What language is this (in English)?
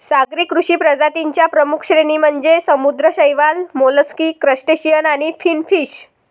Marathi